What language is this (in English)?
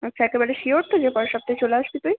Bangla